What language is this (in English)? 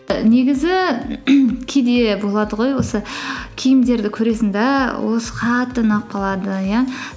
Kazakh